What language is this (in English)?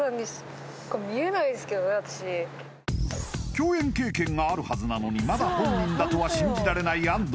Japanese